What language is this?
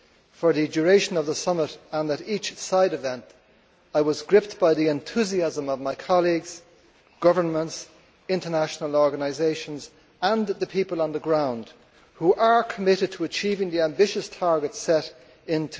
English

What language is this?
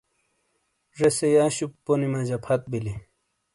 Shina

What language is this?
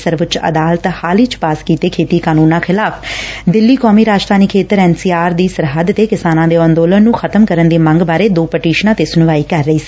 Punjabi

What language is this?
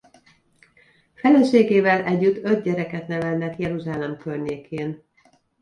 Hungarian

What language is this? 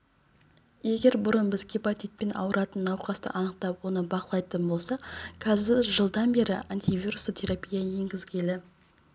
Kazakh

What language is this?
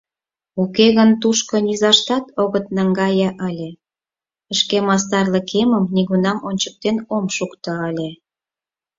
Mari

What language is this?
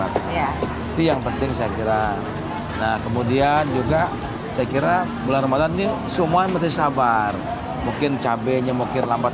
Indonesian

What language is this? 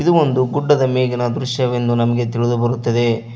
Kannada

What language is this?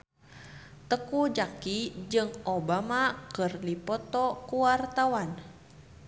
Sundanese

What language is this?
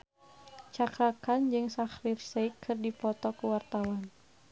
Sundanese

